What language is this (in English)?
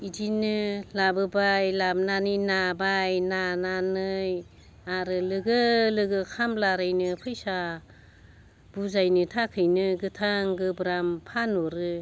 Bodo